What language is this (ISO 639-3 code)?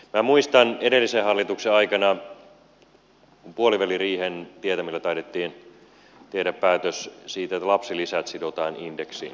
fin